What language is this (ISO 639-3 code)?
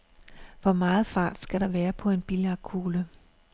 dan